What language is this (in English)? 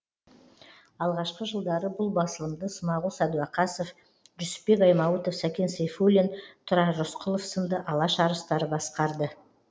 Kazakh